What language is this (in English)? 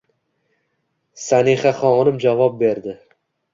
Uzbek